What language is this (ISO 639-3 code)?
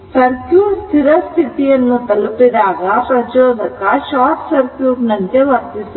kan